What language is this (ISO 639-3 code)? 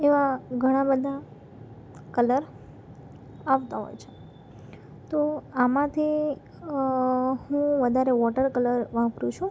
guj